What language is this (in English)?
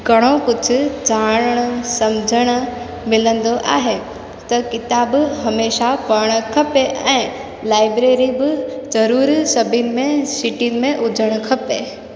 Sindhi